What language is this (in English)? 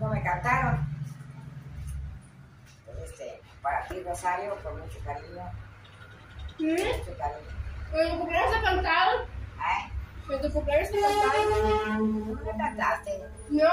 Spanish